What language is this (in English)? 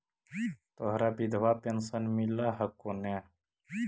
Magahi